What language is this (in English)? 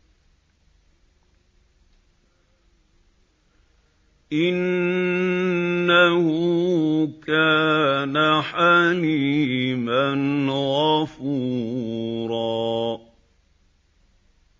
Arabic